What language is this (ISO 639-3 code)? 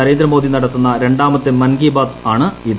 mal